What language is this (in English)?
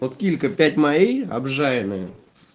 Russian